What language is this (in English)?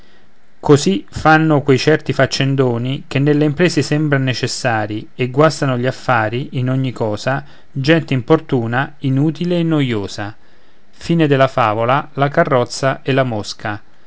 Italian